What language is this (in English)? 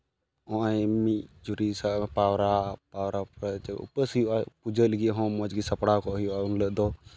Santali